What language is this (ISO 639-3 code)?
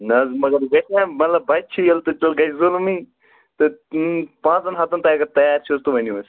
kas